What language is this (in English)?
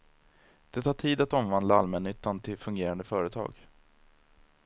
Swedish